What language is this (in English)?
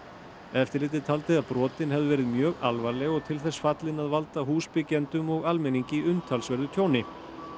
Icelandic